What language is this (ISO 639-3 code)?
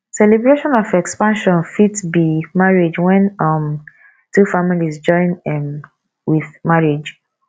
pcm